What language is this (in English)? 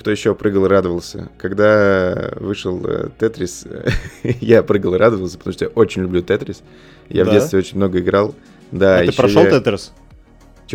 Russian